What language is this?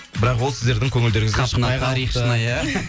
Kazakh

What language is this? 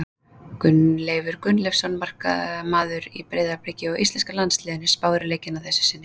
Icelandic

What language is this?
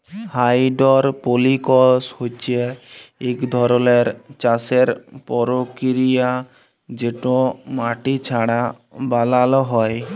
Bangla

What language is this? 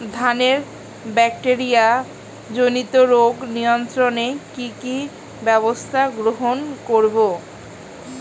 Bangla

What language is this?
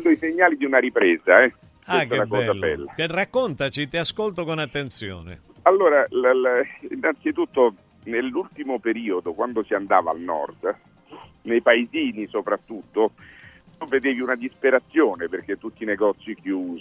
Italian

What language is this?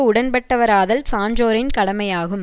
Tamil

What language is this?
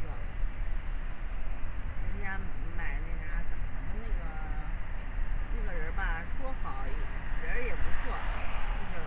Chinese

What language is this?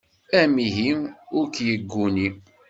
Kabyle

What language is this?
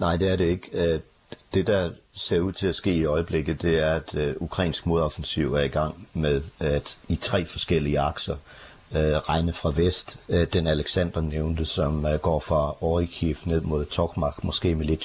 Danish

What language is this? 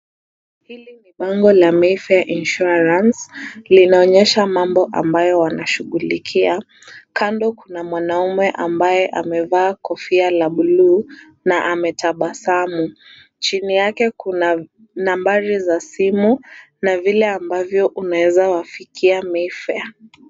Swahili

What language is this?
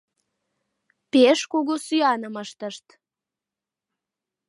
Mari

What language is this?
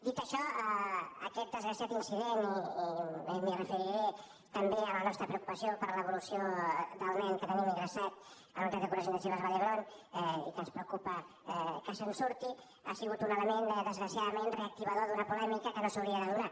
Catalan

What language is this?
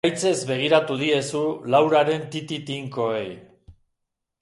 Basque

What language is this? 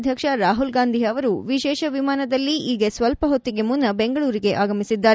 Kannada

